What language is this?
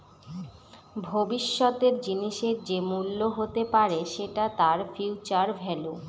Bangla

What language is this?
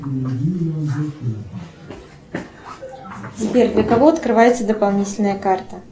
Russian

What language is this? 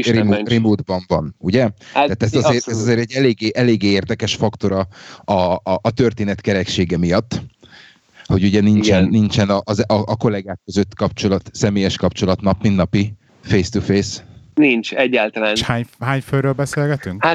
Hungarian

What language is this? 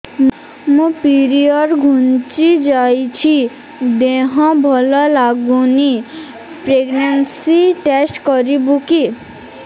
Odia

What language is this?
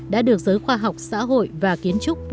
Vietnamese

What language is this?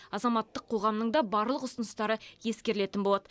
Kazakh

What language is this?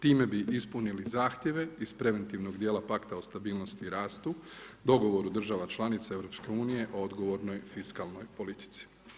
Croatian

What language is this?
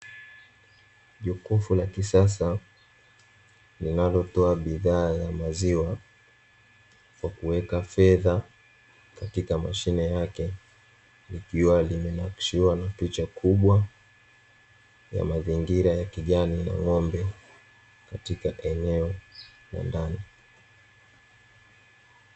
Swahili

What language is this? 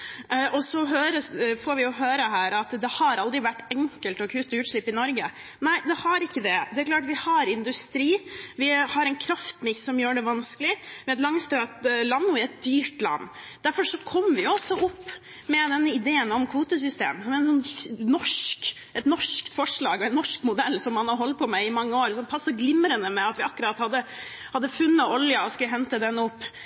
Norwegian Bokmål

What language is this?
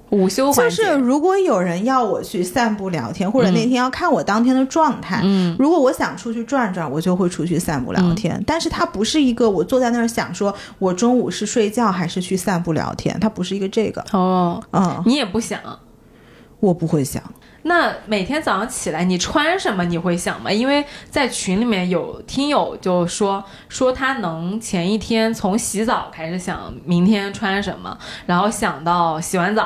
Chinese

